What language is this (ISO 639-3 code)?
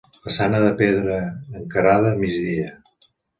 cat